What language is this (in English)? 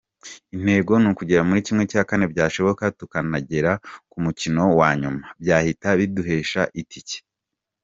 Kinyarwanda